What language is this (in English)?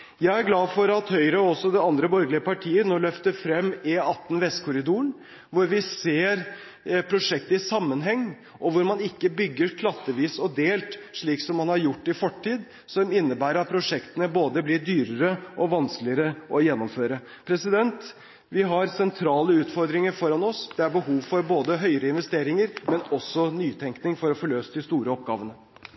Norwegian Bokmål